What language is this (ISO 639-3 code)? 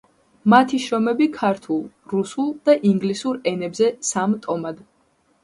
kat